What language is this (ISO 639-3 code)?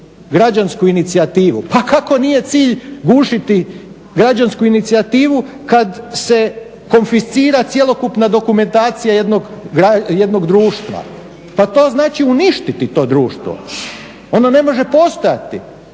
hrv